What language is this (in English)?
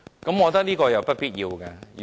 Cantonese